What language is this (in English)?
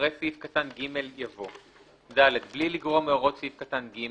Hebrew